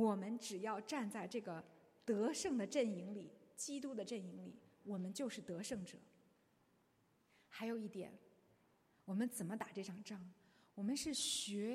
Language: Chinese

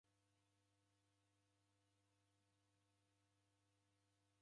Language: Taita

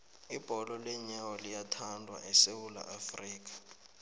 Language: South Ndebele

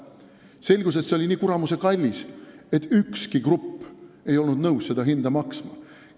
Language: Estonian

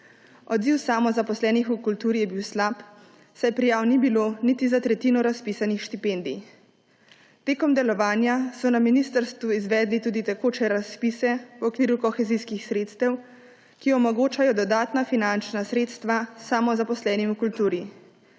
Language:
Slovenian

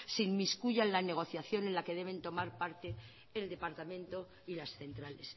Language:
Spanish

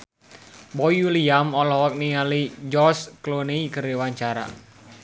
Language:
Sundanese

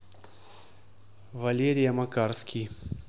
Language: Russian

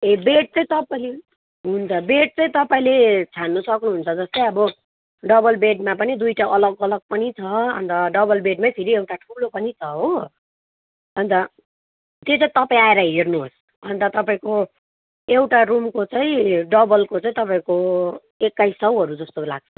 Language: Nepali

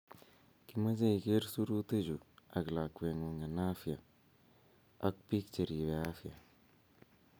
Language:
Kalenjin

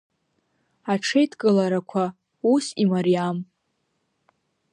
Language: Abkhazian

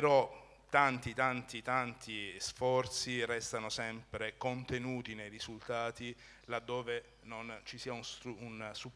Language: Italian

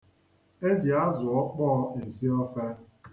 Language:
Igbo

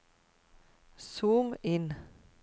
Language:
Norwegian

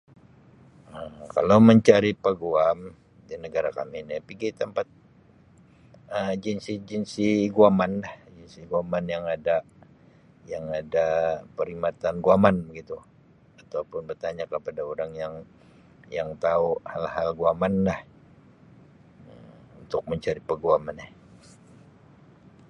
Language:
Sabah Malay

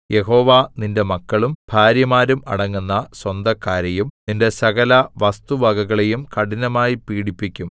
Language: Malayalam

